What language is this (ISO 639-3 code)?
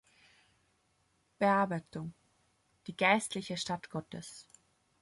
deu